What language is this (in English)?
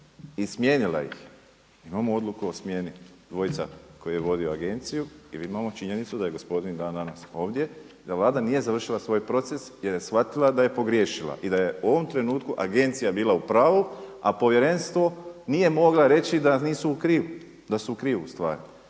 Croatian